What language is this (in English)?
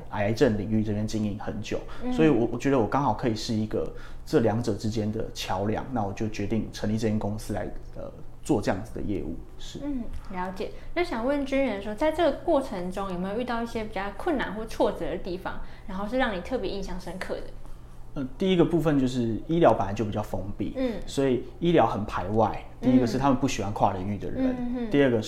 Chinese